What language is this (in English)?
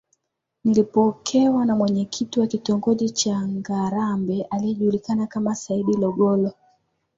Swahili